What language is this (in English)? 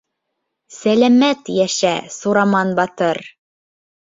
Bashkir